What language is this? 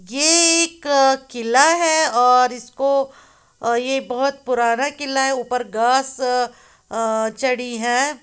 Hindi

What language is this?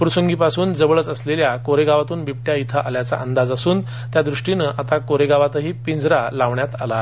Marathi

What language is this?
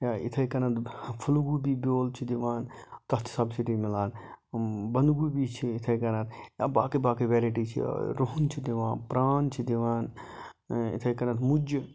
Kashmiri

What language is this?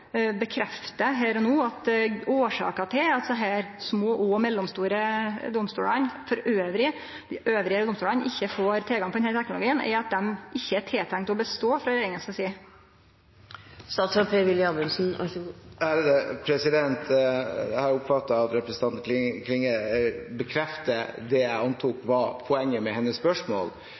Norwegian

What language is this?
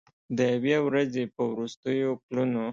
Pashto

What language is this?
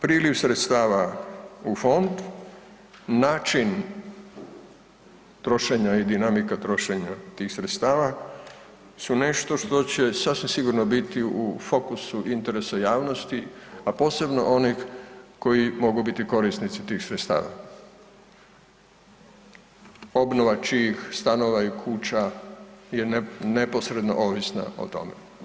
Croatian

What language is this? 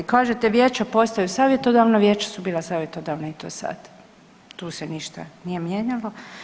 Croatian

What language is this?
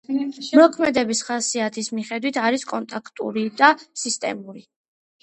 Georgian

